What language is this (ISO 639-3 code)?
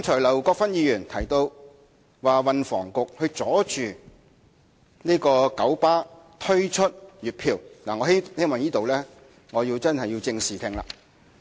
yue